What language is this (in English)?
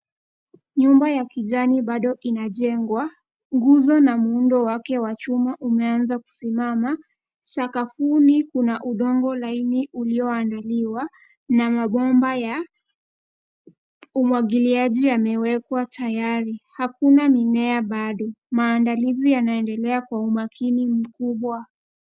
Swahili